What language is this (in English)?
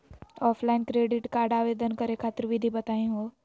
Magahi